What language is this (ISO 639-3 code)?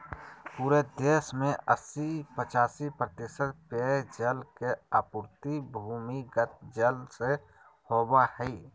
mag